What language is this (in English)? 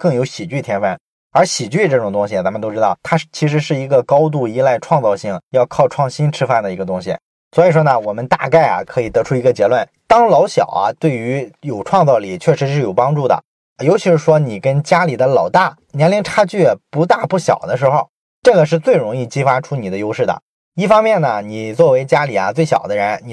Chinese